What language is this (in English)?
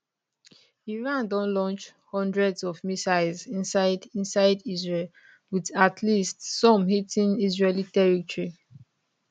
Nigerian Pidgin